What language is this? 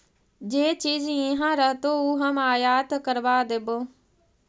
Magahi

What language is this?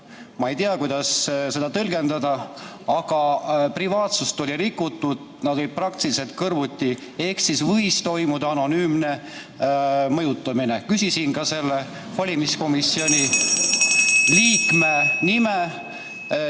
Estonian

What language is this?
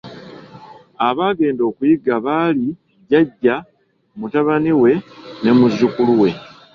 Ganda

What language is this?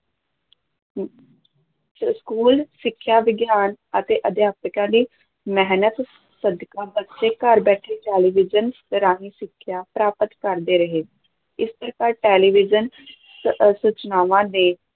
Punjabi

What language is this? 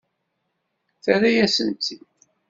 Kabyle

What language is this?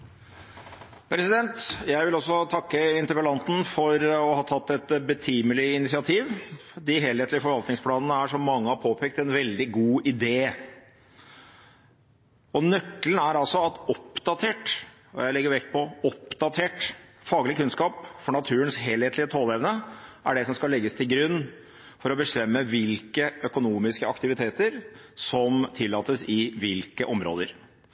Norwegian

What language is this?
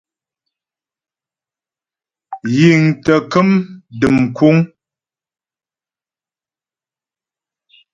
Ghomala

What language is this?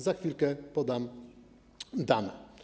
Polish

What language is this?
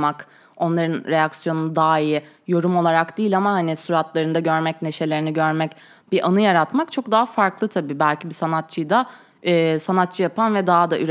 Turkish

